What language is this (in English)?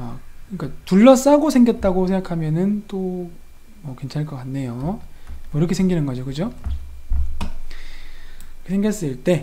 Korean